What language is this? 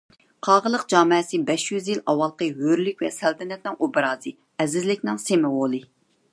Uyghur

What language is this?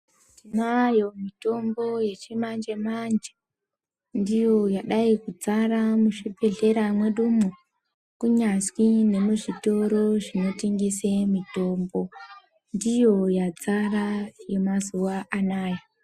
Ndau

